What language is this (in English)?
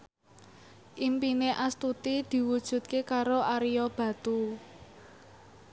Javanese